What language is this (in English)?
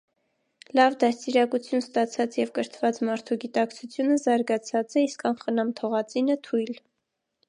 Armenian